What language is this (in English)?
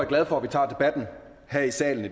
Danish